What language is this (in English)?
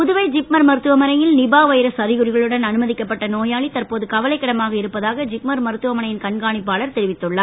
Tamil